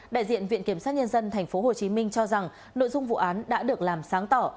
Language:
Vietnamese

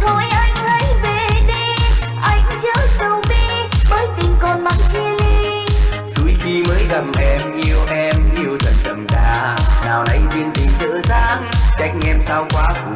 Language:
Vietnamese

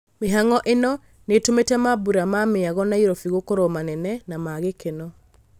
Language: Kikuyu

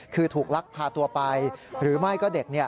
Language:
Thai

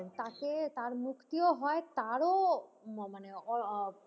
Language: Bangla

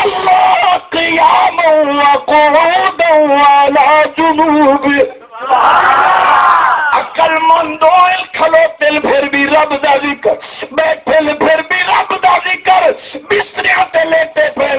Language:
Hindi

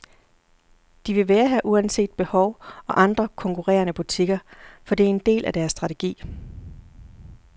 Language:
Danish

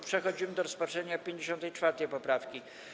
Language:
Polish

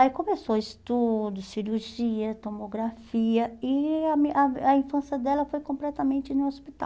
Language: Portuguese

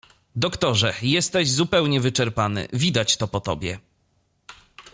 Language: Polish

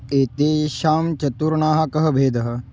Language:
Sanskrit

